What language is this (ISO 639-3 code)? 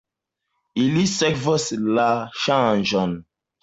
epo